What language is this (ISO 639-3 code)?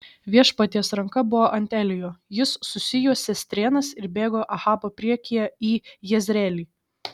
lit